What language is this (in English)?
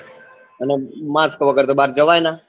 Gujarati